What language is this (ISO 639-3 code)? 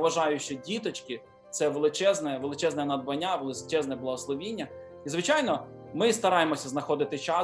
ukr